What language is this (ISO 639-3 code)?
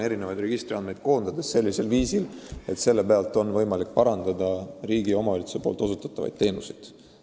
est